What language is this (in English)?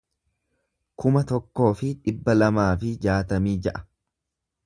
Oromo